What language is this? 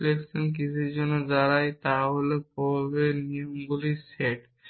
Bangla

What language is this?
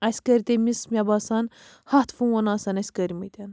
Kashmiri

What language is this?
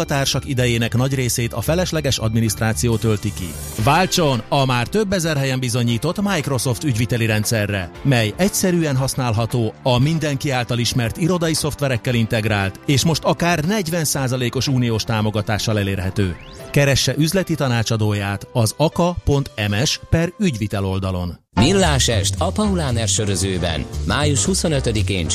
Hungarian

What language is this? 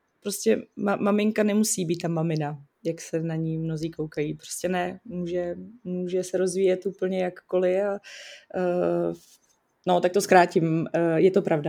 Czech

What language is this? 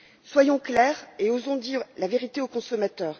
French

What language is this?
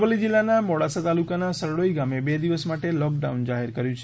Gujarati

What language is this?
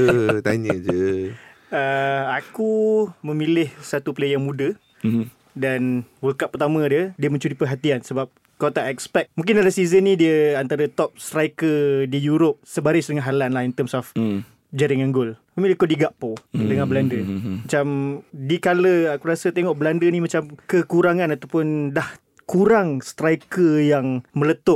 Malay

